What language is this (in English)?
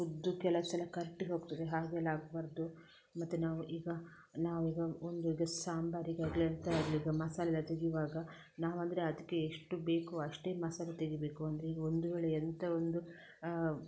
Kannada